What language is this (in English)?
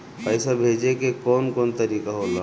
Bhojpuri